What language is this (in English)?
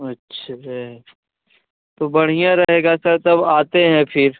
Hindi